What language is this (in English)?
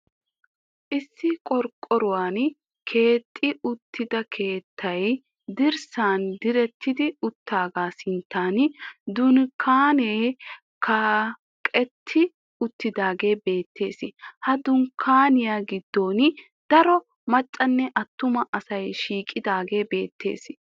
Wolaytta